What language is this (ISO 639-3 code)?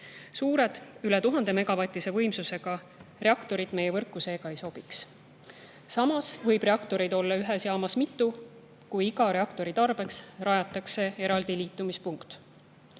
est